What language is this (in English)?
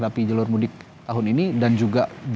Indonesian